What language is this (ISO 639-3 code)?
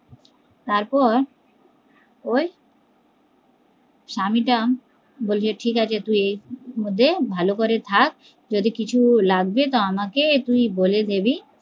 ben